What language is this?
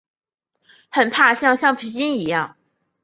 Chinese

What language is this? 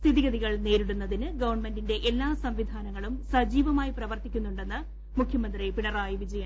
Malayalam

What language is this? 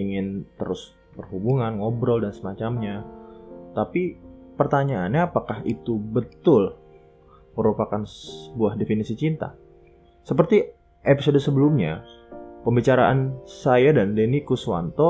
Indonesian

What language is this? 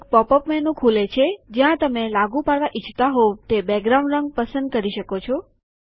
Gujarati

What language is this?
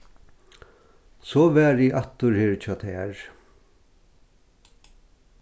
Faroese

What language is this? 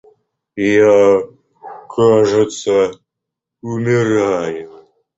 Russian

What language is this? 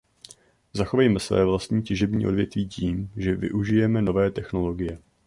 Czech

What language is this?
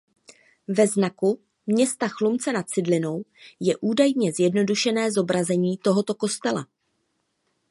Czech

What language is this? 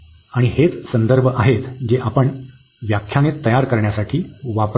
Marathi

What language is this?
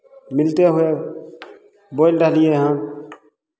Maithili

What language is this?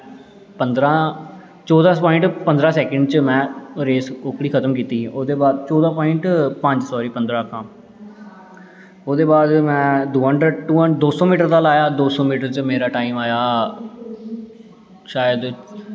Dogri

